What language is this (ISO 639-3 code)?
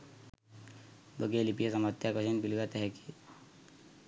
sin